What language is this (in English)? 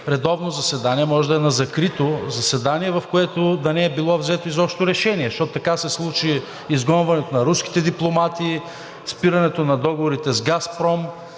Bulgarian